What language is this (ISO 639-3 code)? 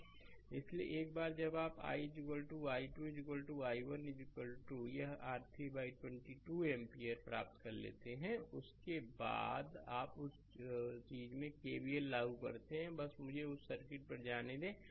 hin